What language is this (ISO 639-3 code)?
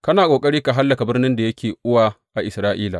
hau